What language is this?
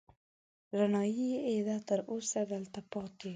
Pashto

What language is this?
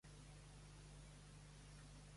Catalan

